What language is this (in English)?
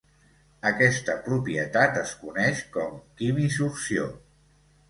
Catalan